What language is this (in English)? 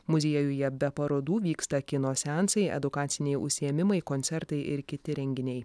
Lithuanian